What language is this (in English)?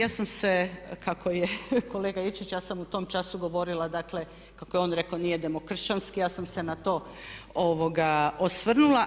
Croatian